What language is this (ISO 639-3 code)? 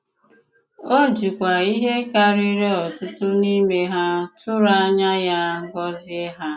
ibo